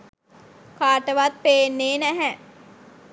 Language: Sinhala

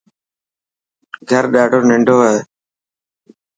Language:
Dhatki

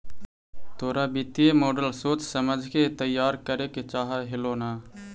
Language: Magahi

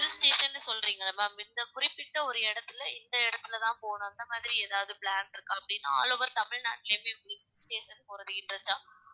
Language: Tamil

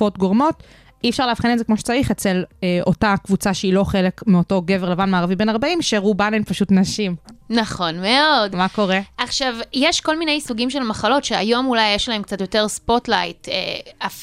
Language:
Hebrew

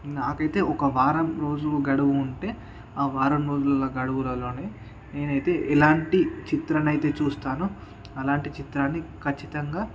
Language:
Telugu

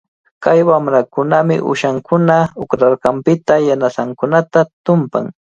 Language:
Cajatambo North Lima Quechua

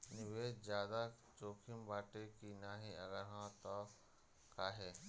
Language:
Bhojpuri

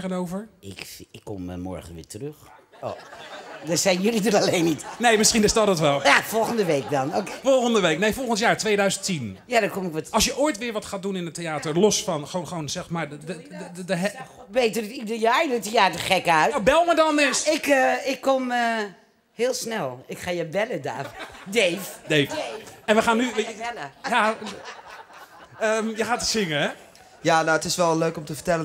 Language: Dutch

